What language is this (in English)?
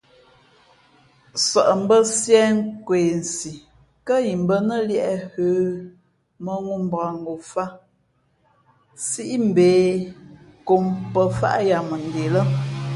Fe'fe'